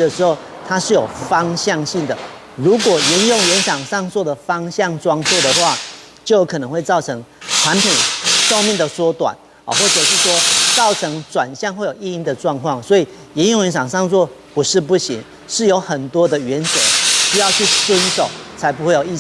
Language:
Chinese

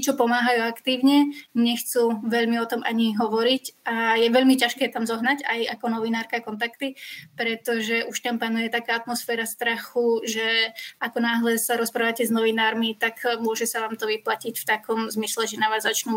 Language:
Slovak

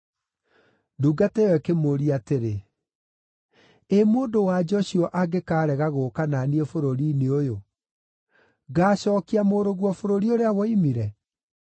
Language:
Kikuyu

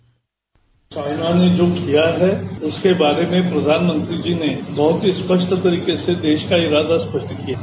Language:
Hindi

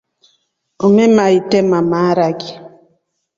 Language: Rombo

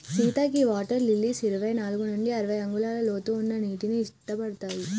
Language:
Telugu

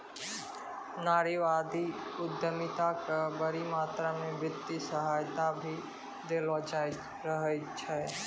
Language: Maithili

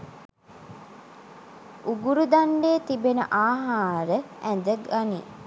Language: Sinhala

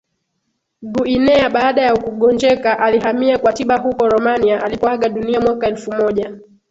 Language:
Swahili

